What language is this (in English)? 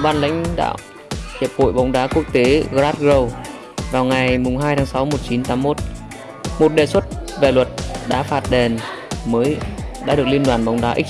Vietnamese